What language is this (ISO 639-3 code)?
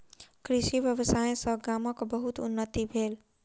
mai